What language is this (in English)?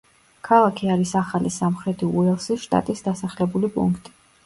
Georgian